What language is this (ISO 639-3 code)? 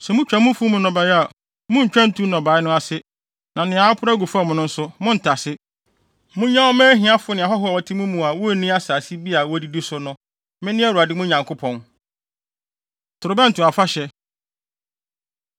aka